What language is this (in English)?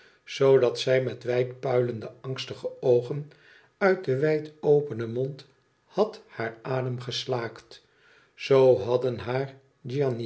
Dutch